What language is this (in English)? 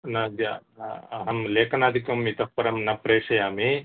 Sanskrit